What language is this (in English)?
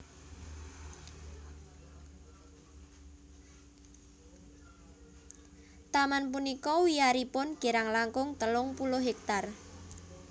Javanese